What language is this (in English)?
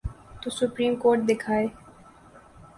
Urdu